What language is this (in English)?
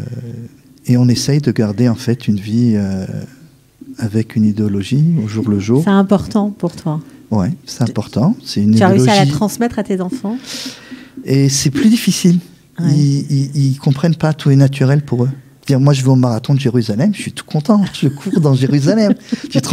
French